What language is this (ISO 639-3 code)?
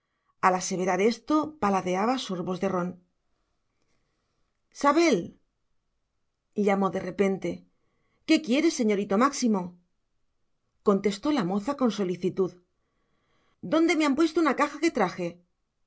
spa